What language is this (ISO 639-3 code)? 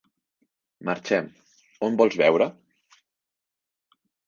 cat